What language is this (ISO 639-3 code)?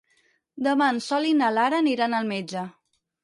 cat